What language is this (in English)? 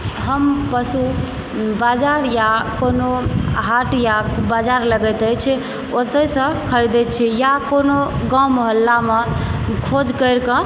Maithili